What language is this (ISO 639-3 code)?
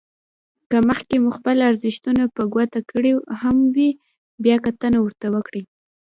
pus